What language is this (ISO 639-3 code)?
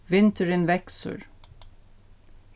fao